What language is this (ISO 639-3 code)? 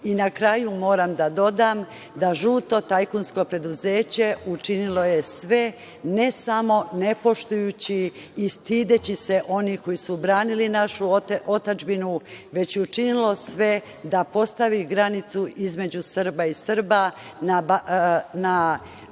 srp